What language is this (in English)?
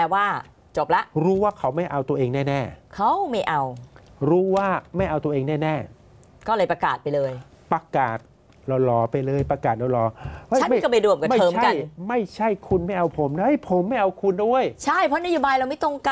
Thai